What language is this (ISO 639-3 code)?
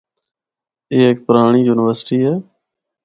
hno